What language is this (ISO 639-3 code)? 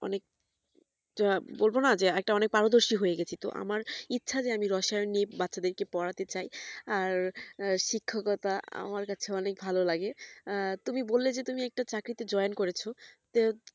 ben